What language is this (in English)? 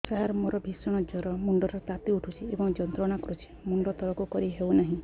Odia